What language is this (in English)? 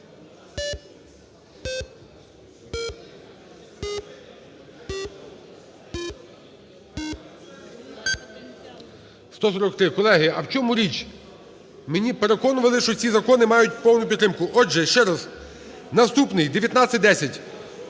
Ukrainian